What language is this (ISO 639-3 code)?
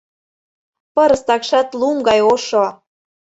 chm